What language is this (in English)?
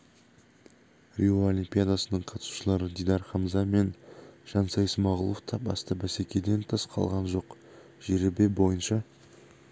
Kazakh